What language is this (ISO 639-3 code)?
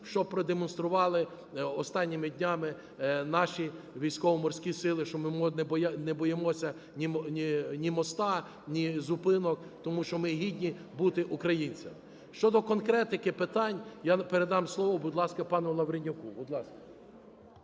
ukr